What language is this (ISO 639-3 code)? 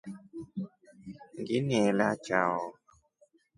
rof